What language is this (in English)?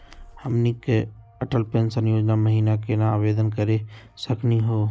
Magahi